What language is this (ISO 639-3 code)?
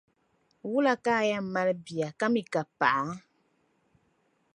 dag